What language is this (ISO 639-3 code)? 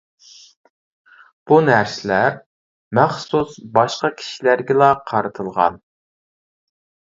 uig